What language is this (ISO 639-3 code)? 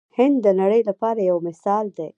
pus